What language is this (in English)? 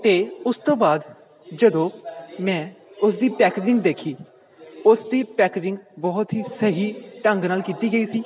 Punjabi